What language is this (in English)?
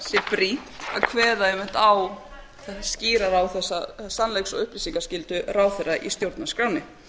Icelandic